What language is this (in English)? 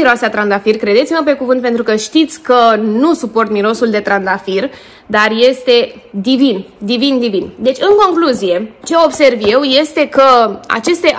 Romanian